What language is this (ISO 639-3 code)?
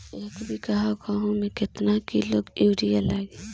bho